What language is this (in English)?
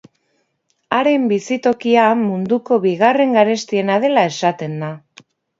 Basque